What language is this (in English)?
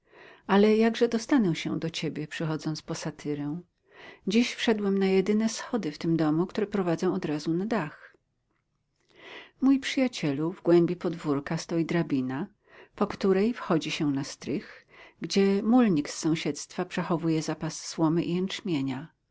Polish